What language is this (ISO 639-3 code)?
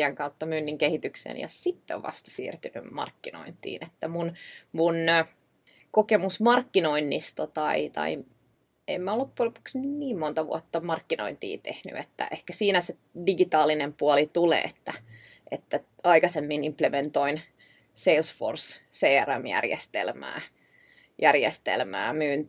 fin